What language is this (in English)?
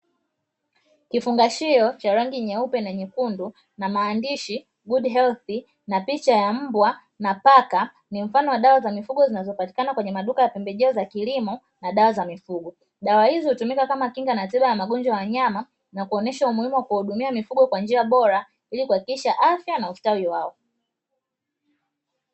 Swahili